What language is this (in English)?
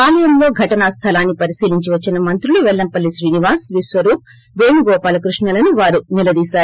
Telugu